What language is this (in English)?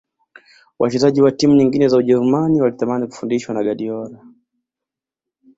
Swahili